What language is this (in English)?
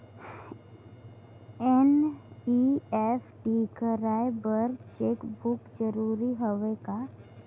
Chhattisgarhi